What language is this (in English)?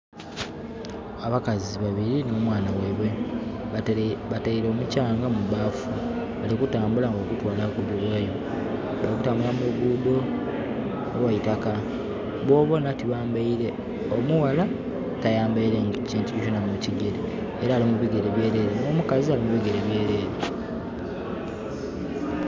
Soga